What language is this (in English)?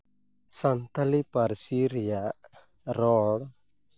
Santali